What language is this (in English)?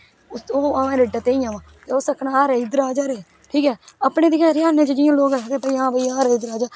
Dogri